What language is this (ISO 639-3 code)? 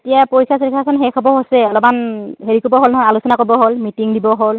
asm